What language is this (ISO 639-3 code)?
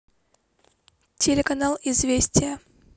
rus